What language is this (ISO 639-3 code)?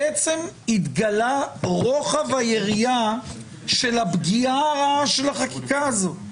heb